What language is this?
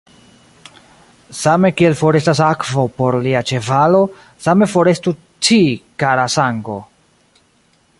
Esperanto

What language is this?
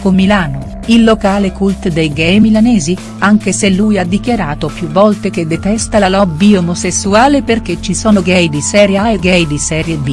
Italian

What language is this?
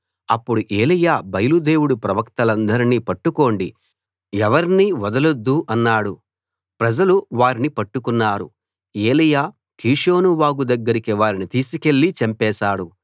Telugu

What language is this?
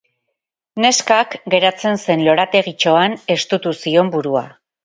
Basque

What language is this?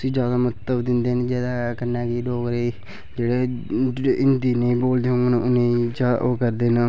Dogri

